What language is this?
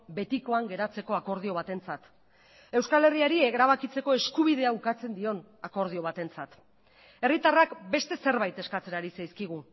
Basque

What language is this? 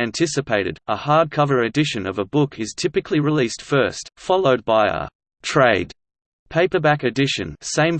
English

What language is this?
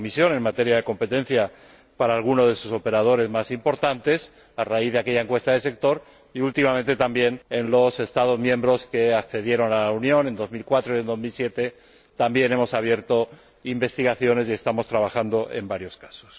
Spanish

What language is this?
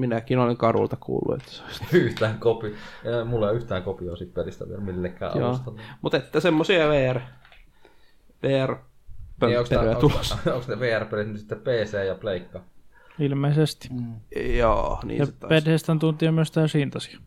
Finnish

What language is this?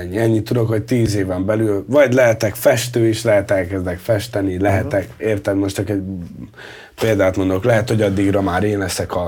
Hungarian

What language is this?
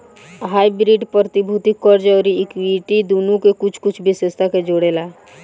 Bhojpuri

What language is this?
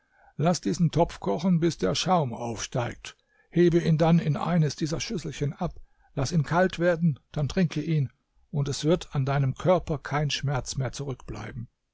German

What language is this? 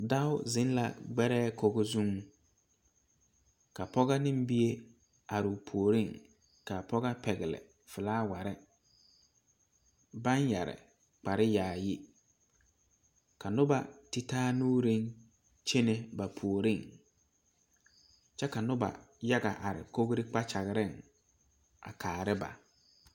Southern Dagaare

